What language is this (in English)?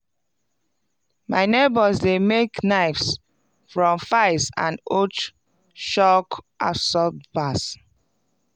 Nigerian Pidgin